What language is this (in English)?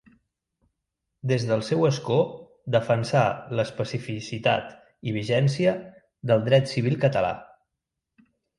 Catalan